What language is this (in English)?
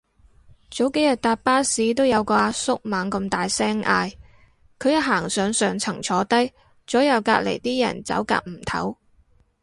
Cantonese